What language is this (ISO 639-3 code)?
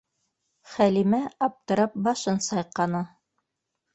bak